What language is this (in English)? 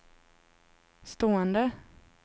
Swedish